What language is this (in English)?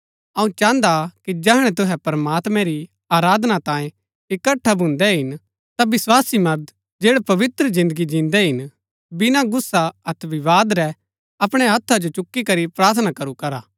Gaddi